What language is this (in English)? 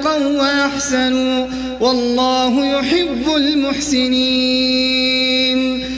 Arabic